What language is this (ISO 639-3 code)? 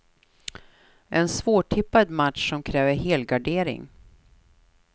swe